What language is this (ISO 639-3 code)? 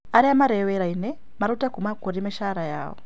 kik